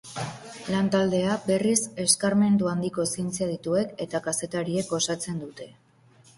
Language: Basque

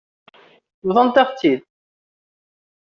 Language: Kabyle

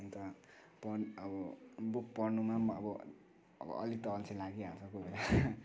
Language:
Nepali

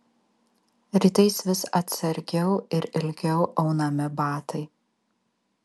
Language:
Lithuanian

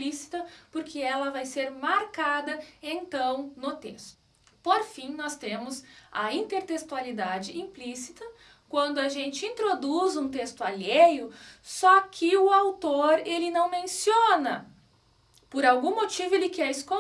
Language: Portuguese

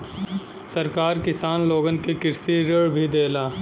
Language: Bhojpuri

